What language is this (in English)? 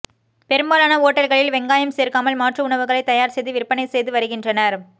Tamil